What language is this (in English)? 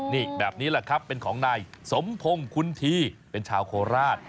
Thai